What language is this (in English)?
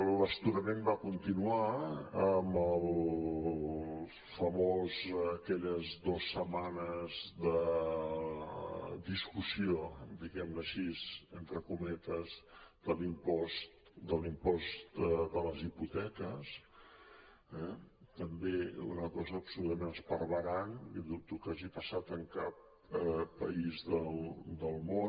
Catalan